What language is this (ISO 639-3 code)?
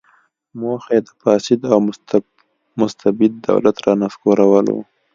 pus